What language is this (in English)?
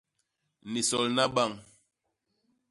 Basaa